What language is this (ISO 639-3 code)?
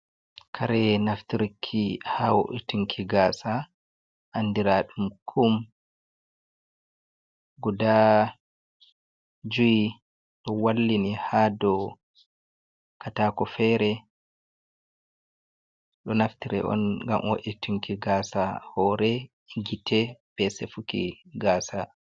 ful